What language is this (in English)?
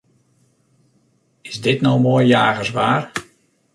Western Frisian